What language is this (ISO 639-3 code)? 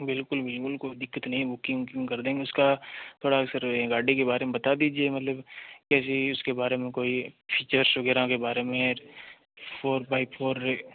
hin